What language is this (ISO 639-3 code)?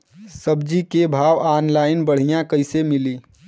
bho